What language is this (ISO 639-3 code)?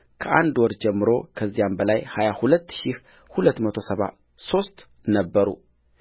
amh